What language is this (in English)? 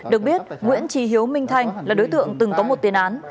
Vietnamese